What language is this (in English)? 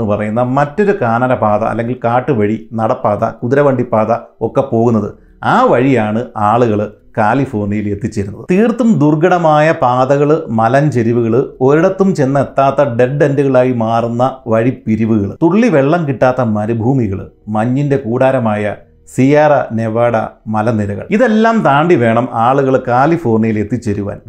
Malayalam